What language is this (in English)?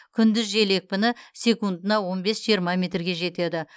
Kazakh